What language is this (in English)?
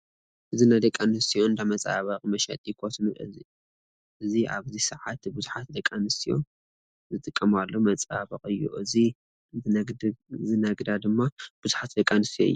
Tigrinya